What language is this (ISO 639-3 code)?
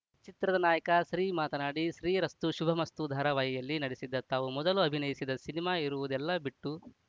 kan